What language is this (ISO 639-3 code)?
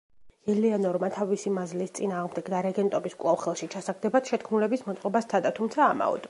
kat